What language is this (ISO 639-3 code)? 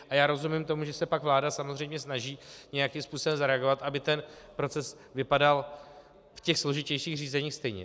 ces